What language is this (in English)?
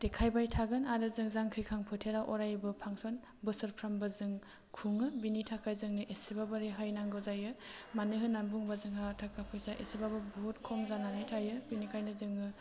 Bodo